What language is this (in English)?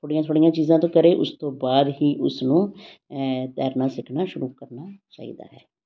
Punjabi